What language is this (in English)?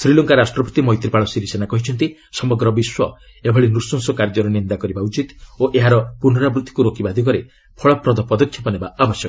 Odia